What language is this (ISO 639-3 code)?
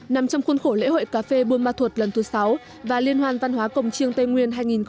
vie